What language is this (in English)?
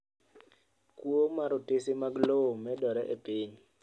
Luo (Kenya and Tanzania)